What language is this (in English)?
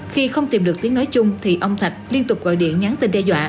Vietnamese